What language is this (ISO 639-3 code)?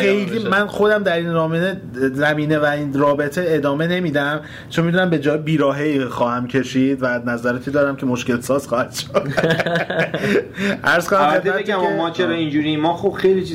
fas